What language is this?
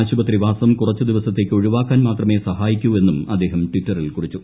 Malayalam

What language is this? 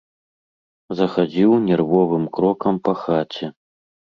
Belarusian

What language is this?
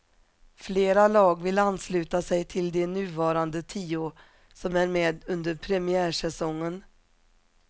Swedish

